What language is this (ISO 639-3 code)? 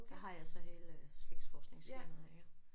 dan